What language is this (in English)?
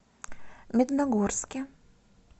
Russian